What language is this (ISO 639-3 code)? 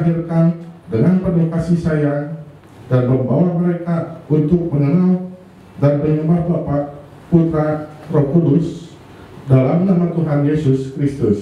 ind